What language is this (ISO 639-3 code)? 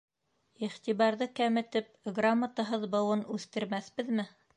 bak